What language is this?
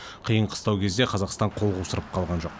Kazakh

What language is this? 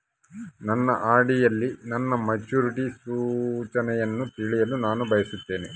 Kannada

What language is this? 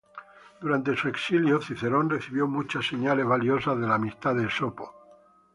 Spanish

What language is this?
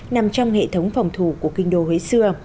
Vietnamese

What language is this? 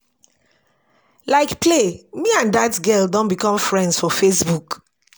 Nigerian Pidgin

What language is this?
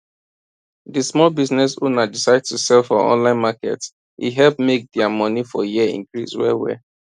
Nigerian Pidgin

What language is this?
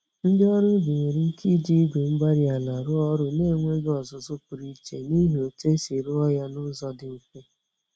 Igbo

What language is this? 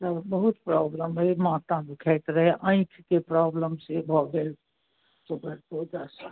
Maithili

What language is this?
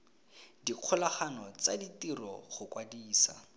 Tswana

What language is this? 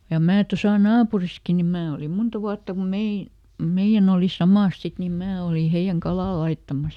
Finnish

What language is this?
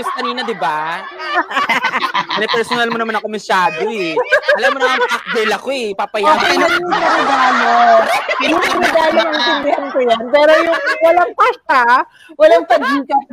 Filipino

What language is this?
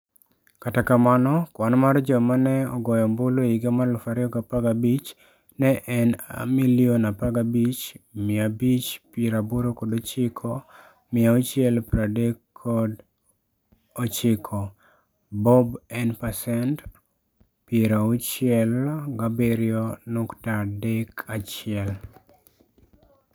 Luo (Kenya and Tanzania)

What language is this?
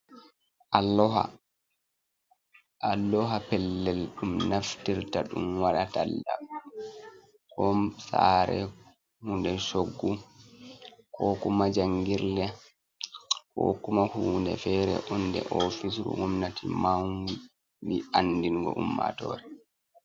Fula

